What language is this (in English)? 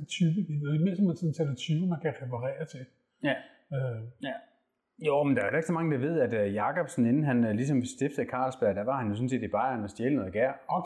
Danish